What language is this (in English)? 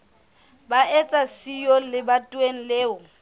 Southern Sotho